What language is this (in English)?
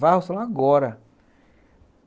Portuguese